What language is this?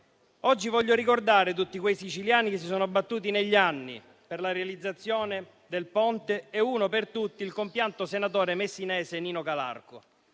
Italian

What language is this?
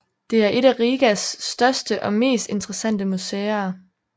Danish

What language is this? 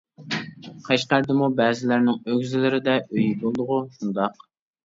Uyghur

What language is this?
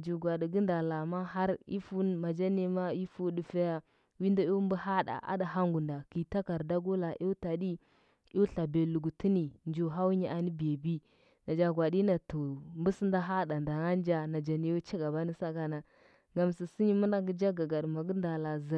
Huba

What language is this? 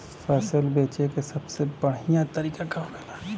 Bhojpuri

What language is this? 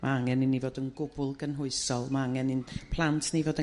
Welsh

